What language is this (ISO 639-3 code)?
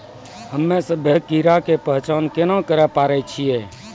mai